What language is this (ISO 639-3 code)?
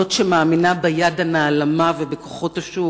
heb